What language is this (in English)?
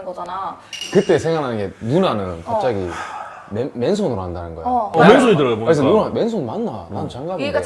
Korean